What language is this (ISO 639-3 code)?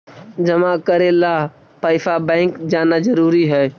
mag